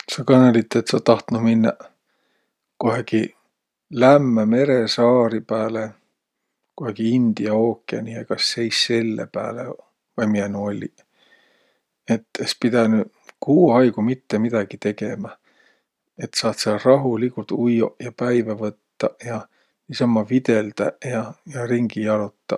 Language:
Võro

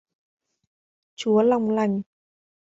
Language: Vietnamese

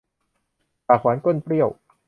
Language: Thai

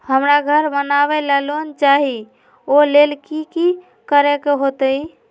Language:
Magahi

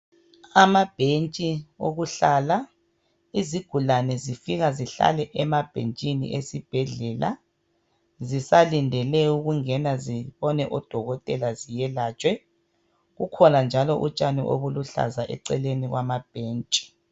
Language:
North Ndebele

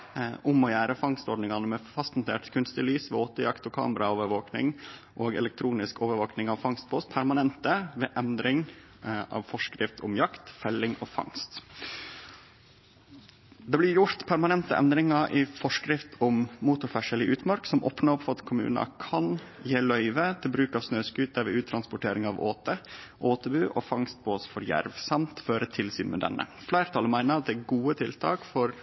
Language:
Norwegian Nynorsk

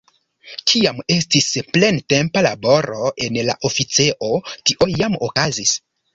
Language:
Esperanto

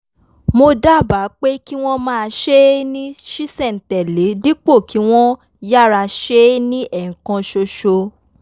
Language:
Yoruba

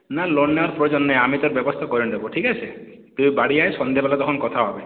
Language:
Bangla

